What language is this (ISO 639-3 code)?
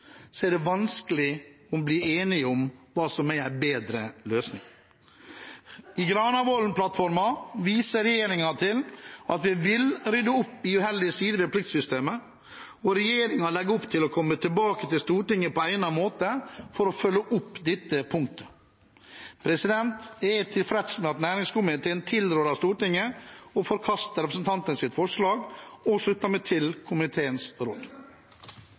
nob